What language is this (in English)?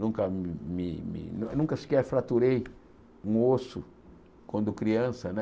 Portuguese